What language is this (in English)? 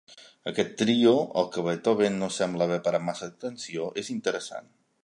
Catalan